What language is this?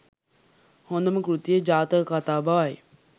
Sinhala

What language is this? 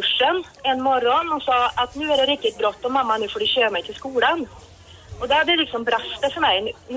Swedish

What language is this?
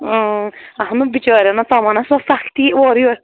Kashmiri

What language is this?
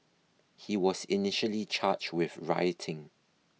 English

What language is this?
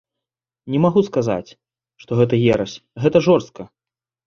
Belarusian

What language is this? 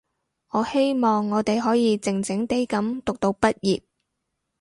Cantonese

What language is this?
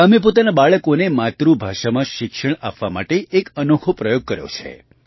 Gujarati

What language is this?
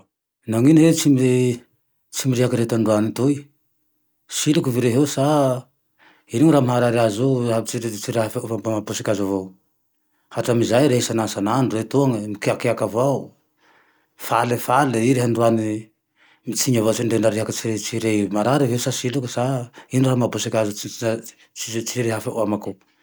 Tandroy-Mahafaly Malagasy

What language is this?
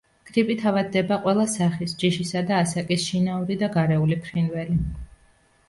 Georgian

